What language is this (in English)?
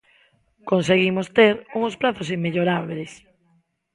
Galician